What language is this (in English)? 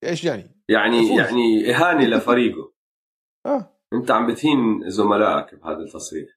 Arabic